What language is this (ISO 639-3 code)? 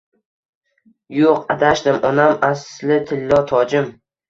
uzb